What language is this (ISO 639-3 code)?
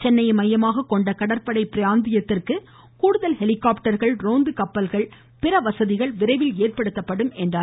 tam